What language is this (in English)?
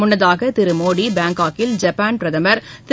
Tamil